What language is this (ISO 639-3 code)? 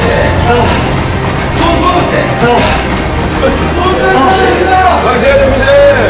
kor